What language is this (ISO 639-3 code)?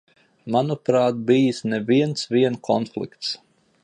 lav